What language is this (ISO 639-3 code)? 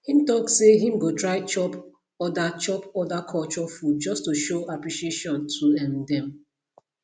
pcm